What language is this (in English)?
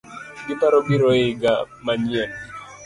Luo (Kenya and Tanzania)